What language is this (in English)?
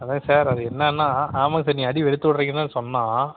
Tamil